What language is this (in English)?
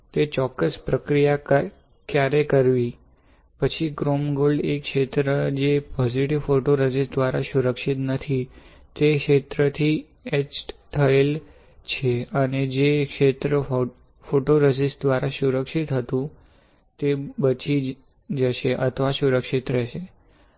Gujarati